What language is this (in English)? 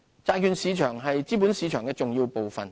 Cantonese